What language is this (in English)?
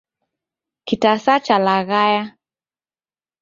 Taita